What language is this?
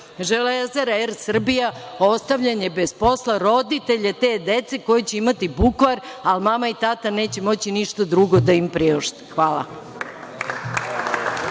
Serbian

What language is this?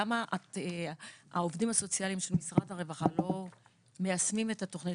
Hebrew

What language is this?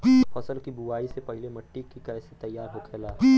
Bhojpuri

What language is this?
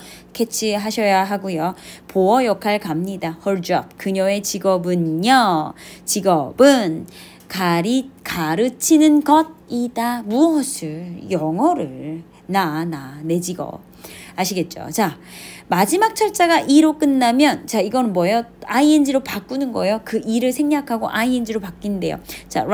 Korean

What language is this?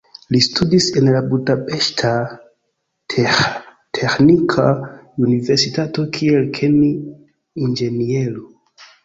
Esperanto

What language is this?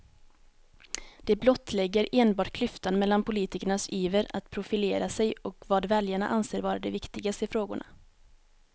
Swedish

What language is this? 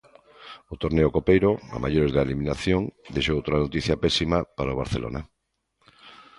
Galician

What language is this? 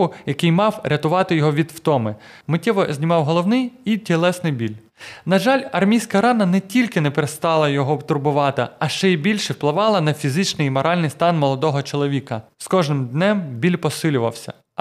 Ukrainian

